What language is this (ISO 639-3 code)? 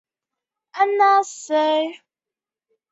zho